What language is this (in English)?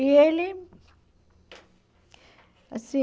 Portuguese